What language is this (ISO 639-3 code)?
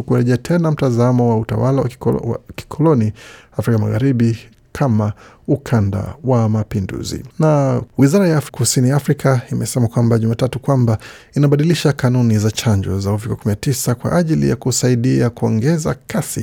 swa